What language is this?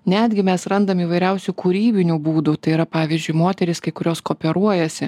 Lithuanian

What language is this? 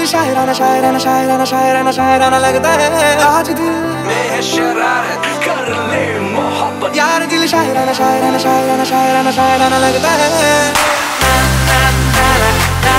Polish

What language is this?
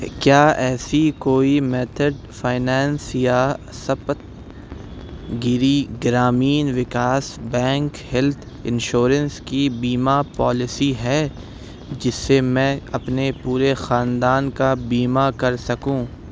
Urdu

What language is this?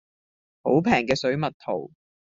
Cantonese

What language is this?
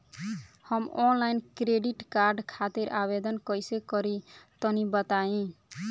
Bhojpuri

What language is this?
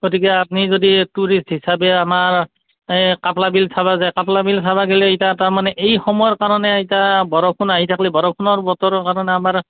Assamese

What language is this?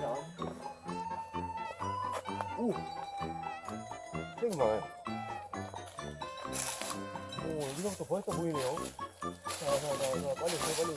Korean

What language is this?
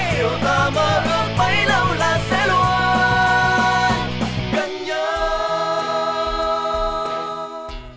Vietnamese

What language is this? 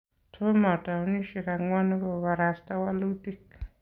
Kalenjin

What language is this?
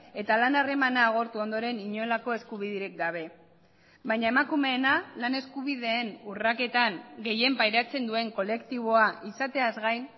Basque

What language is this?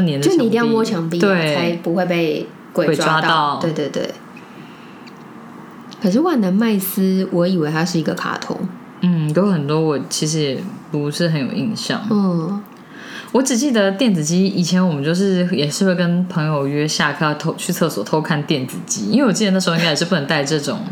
Chinese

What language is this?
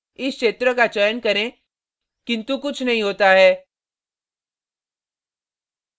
Hindi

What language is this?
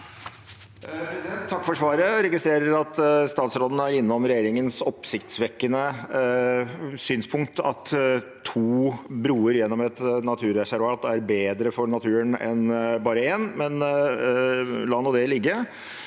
Norwegian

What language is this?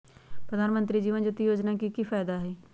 Magahi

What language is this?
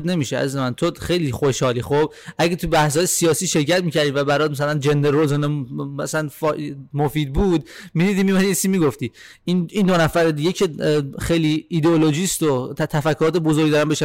Persian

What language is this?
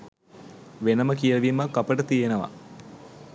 Sinhala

